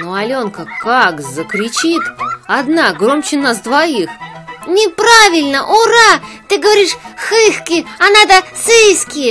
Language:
Russian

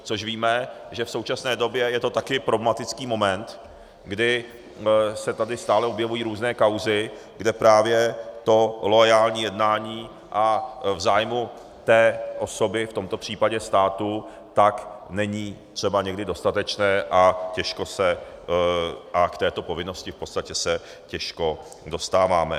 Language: Czech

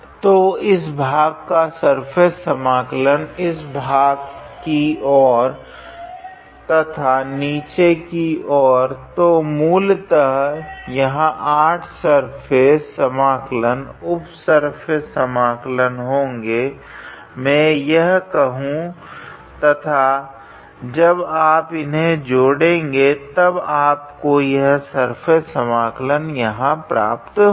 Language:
Hindi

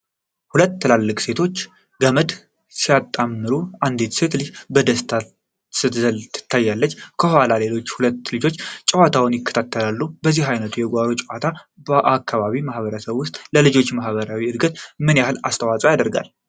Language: Amharic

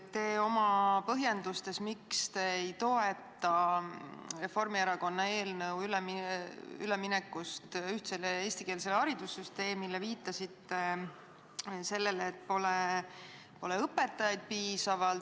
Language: Estonian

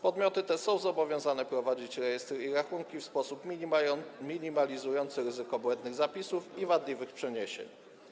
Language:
Polish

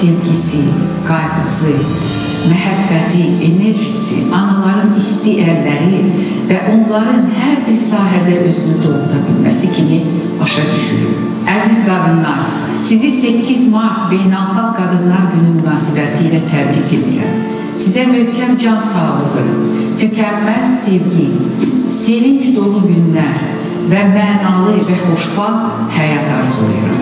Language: Turkish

